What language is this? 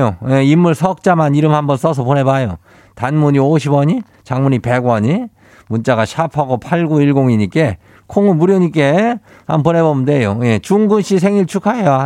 Korean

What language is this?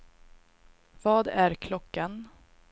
Swedish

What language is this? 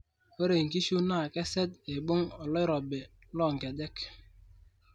Masai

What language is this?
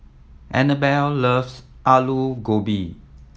English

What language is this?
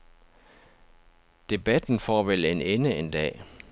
Danish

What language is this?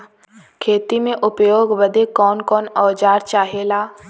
Bhojpuri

